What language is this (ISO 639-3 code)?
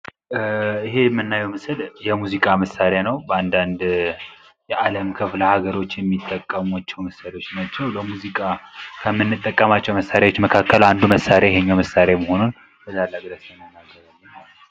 amh